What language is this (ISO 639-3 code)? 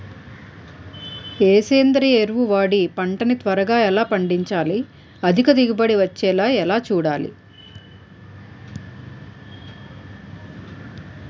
tel